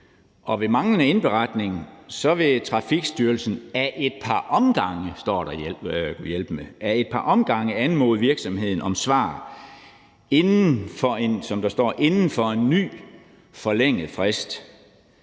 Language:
Danish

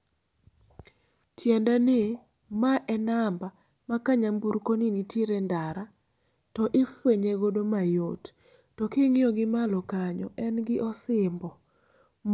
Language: Luo (Kenya and Tanzania)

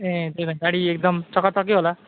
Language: Nepali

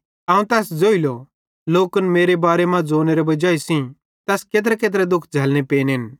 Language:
Bhadrawahi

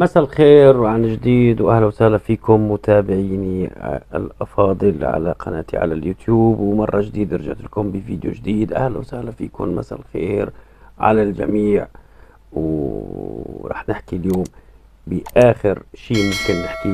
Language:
Arabic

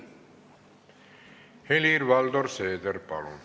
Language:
Estonian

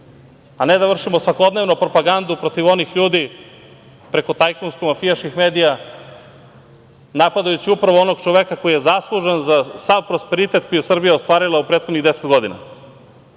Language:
Serbian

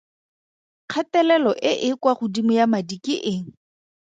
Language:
Tswana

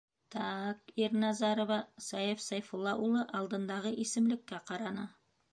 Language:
Bashkir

